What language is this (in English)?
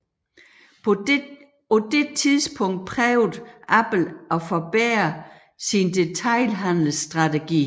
Danish